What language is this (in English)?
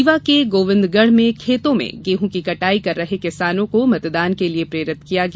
Hindi